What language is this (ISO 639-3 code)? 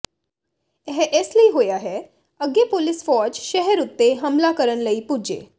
pan